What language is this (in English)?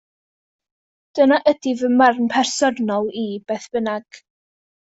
Welsh